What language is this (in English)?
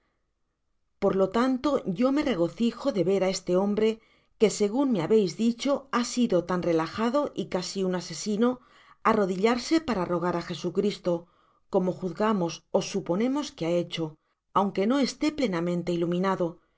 Spanish